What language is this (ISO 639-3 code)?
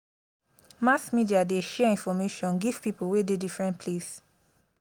pcm